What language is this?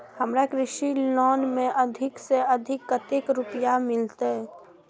Maithili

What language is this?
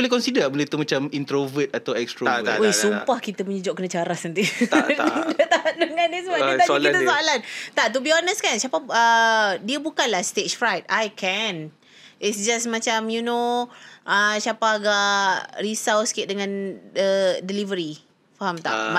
Malay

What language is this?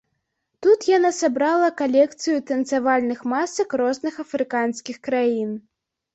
Belarusian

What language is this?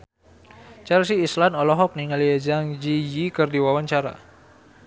Sundanese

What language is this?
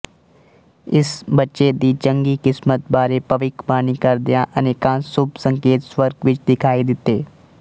Punjabi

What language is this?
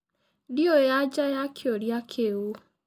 Kikuyu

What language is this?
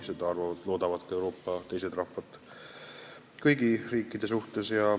Estonian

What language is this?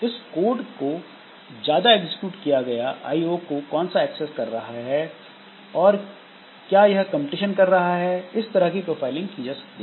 Hindi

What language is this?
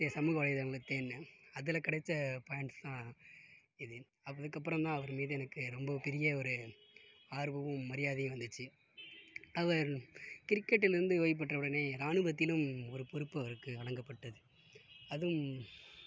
Tamil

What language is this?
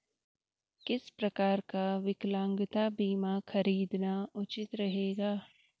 Hindi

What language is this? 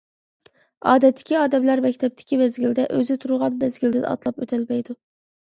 Uyghur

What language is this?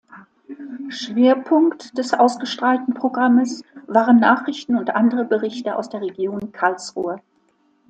German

